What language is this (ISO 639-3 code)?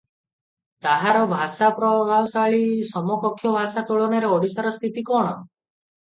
ori